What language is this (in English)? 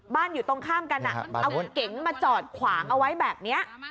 Thai